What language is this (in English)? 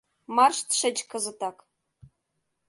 Mari